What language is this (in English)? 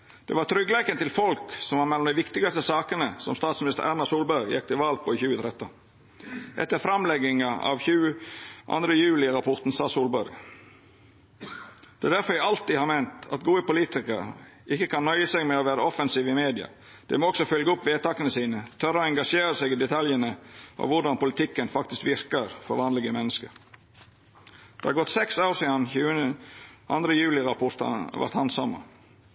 Norwegian Nynorsk